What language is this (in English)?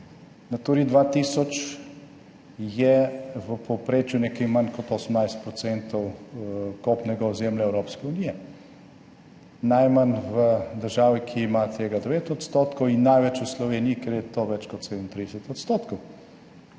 Slovenian